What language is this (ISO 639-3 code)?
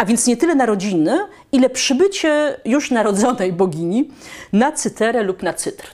pol